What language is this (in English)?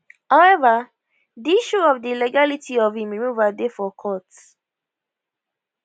Nigerian Pidgin